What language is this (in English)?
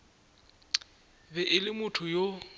Northern Sotho